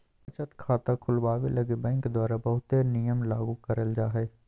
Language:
Magahi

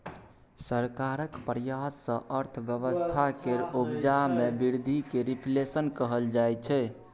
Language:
Maithili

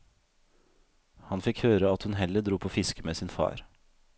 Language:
Norwegian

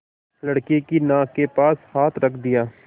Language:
Hindi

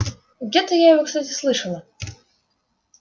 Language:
Russian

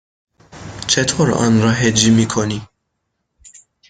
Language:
Persian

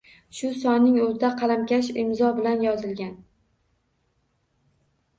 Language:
Uzbek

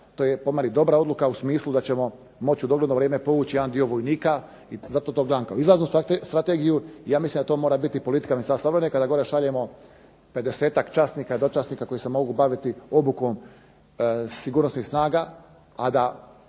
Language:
Croatian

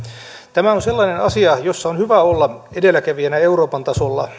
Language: Finnish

